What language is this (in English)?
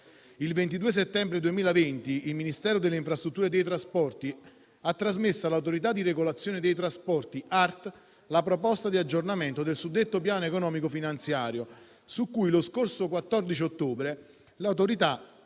Italian